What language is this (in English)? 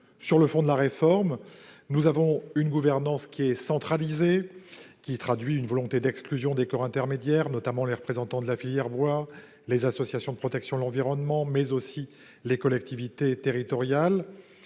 French